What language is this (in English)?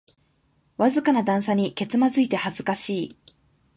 Japanese